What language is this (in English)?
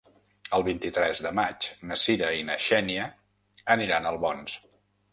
Catalan